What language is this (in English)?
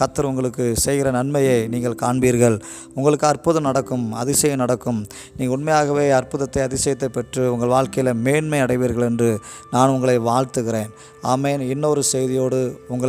Tamil